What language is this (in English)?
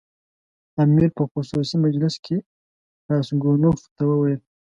Pashto